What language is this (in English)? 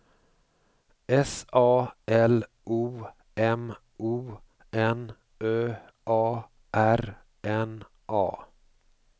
Swedish